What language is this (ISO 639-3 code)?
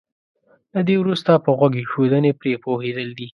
pus